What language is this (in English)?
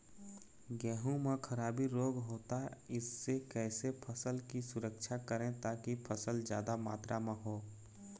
Chhattisgarhi